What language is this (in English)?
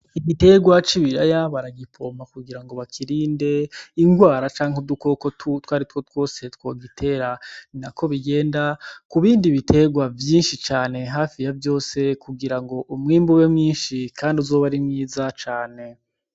Rundi